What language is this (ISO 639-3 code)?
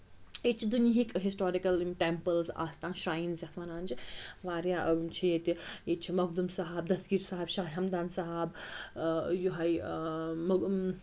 kas